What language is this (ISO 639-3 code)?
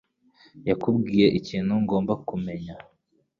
kin